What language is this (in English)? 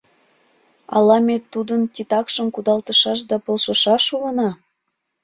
Mari